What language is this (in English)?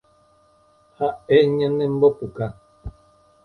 Guarani